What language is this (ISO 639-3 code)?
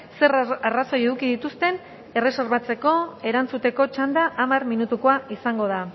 eus